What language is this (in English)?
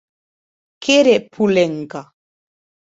Occitan